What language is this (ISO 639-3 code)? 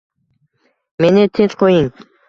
uzb